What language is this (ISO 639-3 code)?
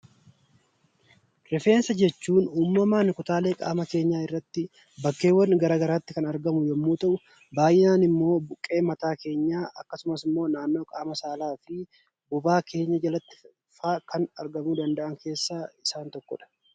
orm